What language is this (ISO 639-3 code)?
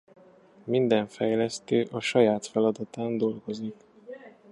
hun